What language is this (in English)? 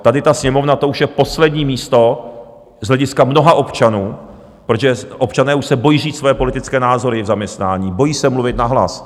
Czech